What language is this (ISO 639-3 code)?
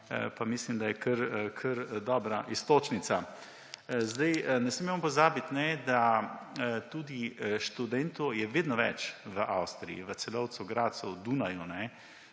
slv